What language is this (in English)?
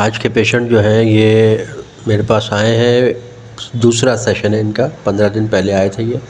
Urdu